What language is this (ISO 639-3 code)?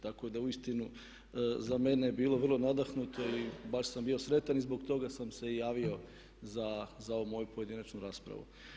hrv